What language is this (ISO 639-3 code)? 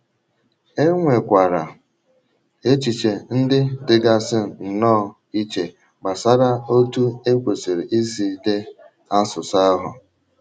ibo